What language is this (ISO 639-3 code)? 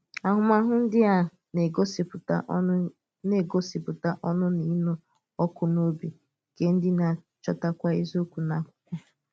ibo